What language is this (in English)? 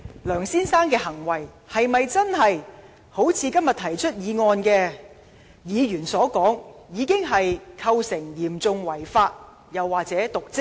Cantonese